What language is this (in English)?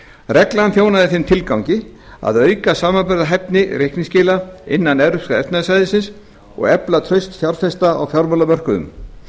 Icelandic